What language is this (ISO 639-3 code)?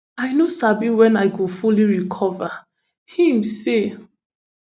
pcm